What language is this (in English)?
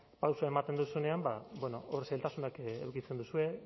Basque